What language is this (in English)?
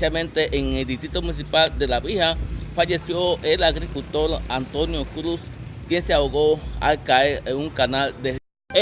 Spanish